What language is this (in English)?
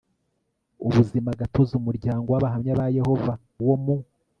Kinyarwanda